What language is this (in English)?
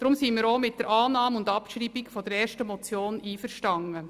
Swiss German